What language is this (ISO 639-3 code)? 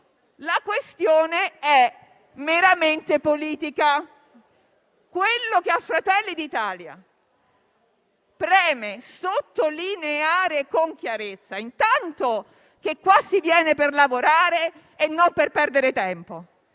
ita